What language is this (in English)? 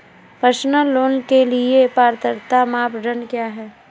Hindi